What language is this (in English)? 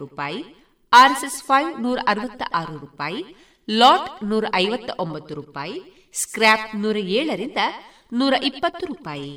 Kannada